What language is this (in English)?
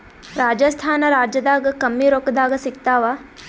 Kannada